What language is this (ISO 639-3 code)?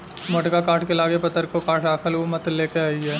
bho